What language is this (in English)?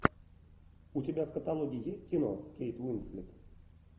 Russian